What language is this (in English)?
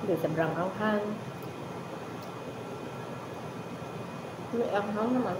Filipino